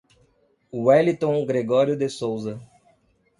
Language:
Portuguese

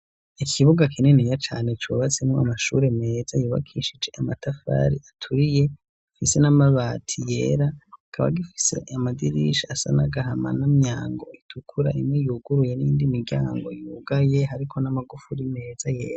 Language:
Rundi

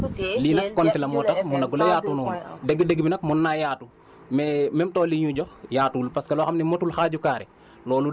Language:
Wolof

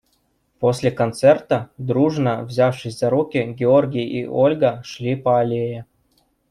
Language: Russian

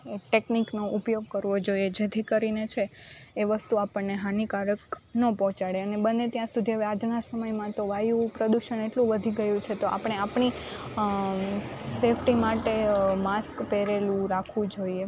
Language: Gujarati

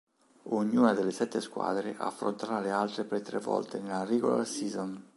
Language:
Italian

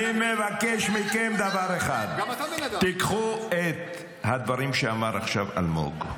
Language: Hebrew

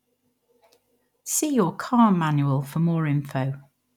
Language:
English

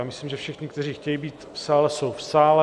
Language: Czech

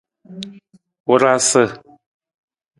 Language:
Nawdm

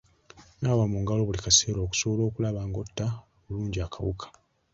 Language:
Ganda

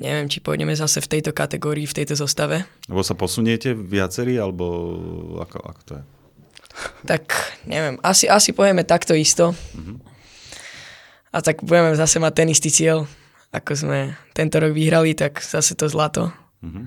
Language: Slovak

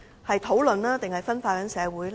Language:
Cantonese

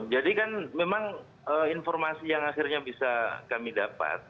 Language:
Indonesian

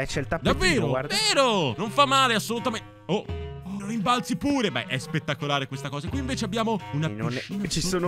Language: Italian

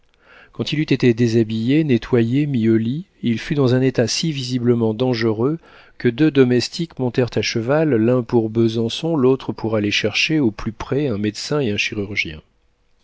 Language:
French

